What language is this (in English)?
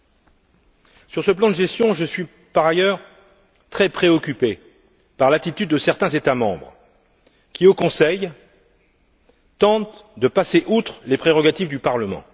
French